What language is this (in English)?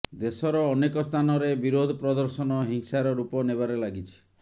Odia